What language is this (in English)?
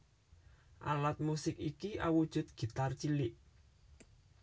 Javanese